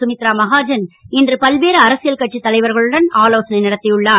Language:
Tamil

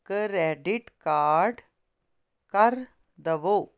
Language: Punjabi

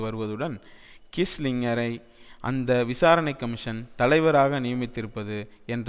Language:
Tamil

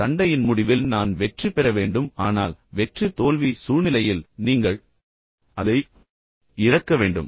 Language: Tamil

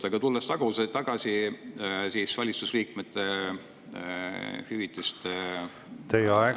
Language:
Estonian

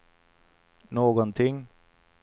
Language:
Swedish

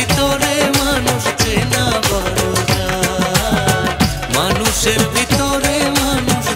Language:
Romanian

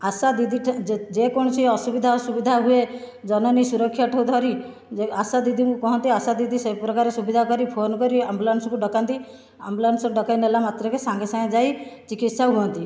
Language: Odia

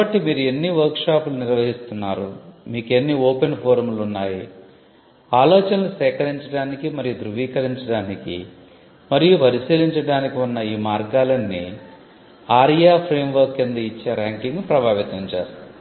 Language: Telugu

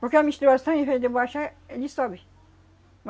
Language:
Portuguese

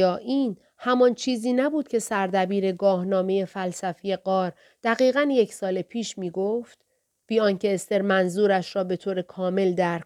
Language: Persian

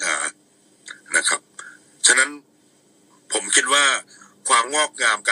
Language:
Thai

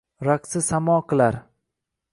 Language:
Uzbek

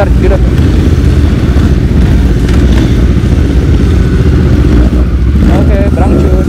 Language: Indonesian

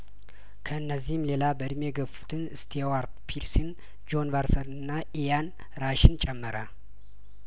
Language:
Amharic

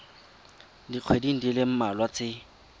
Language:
Tswana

